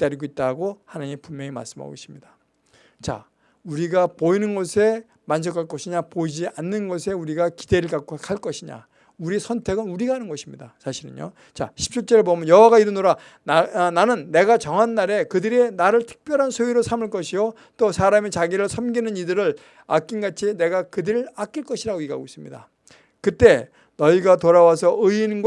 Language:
Korean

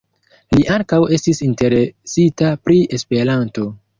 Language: Esperanto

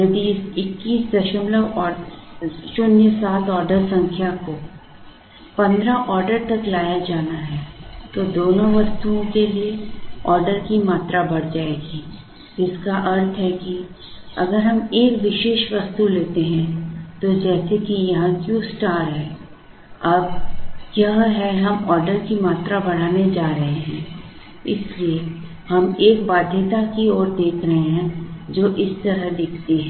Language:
Hindi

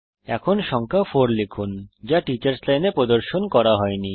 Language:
Bangla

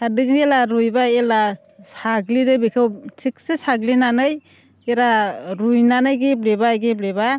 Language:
Bodo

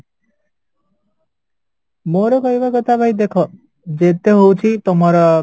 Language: Odia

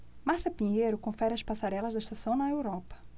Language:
Portuguese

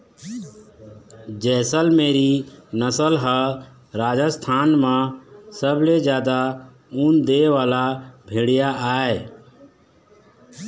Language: Chhattisgarhi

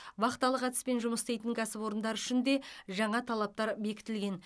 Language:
Kazakh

